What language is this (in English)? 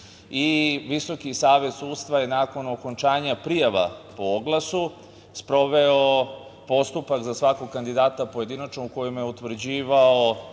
Serbian